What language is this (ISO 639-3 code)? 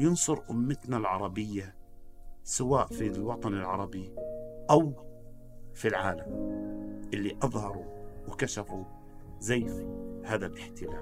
ara